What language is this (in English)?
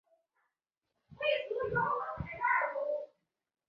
Chinese